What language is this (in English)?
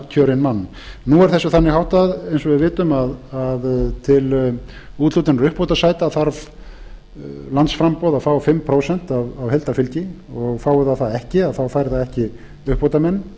Icelandic